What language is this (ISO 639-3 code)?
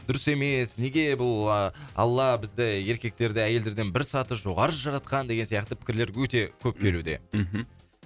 kaz